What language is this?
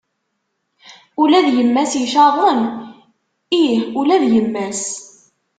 Kabyle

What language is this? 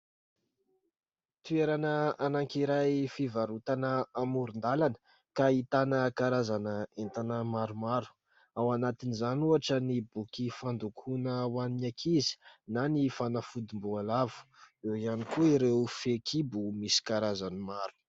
Malagasy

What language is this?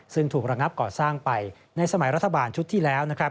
Thai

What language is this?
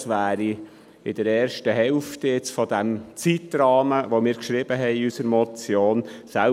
Swiss German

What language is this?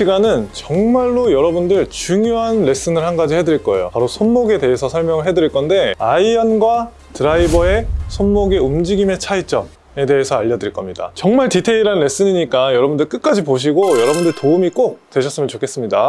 Korean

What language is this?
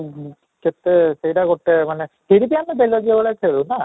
Odia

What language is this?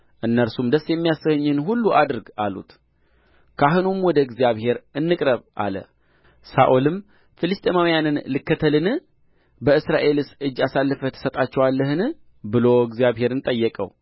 Amharic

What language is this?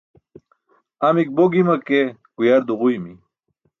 Burushaski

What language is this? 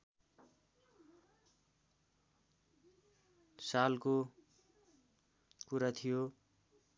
Nepali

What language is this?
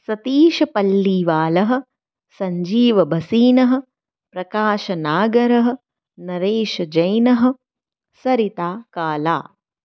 Sanskrit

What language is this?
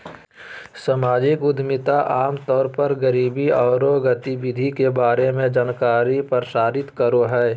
Magahi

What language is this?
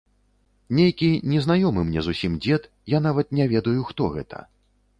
Belarusian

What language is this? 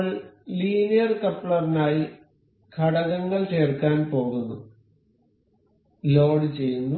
Malayalam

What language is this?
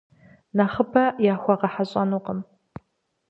Kabardian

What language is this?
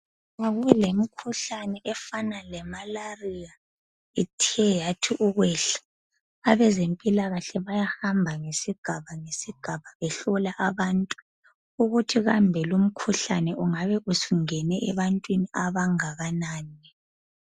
North Ndebele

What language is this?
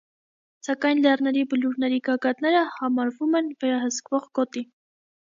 Armenian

